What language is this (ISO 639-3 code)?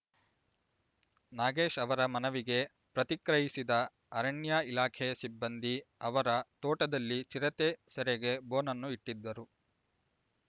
kan